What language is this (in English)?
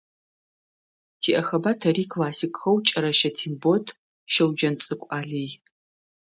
Adyghe